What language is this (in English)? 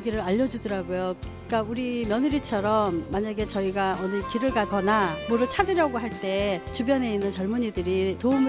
Korean